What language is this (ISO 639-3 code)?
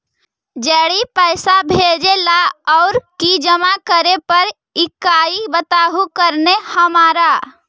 mag